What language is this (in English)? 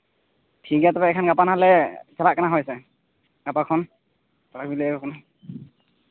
Santali